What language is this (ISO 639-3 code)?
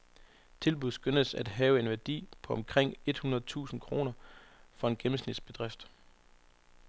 dan